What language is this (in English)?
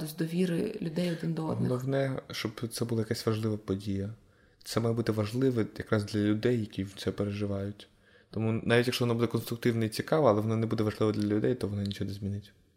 Ukrainian